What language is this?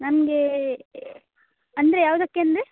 Kannada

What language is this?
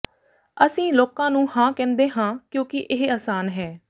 Punjabi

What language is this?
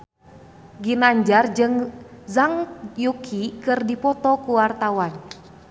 Sundanese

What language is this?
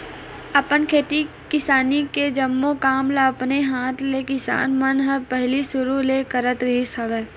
Chhattisgarhi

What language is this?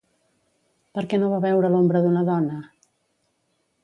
Catalan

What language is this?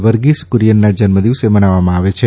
Gujarati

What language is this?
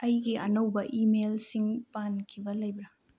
Manipuri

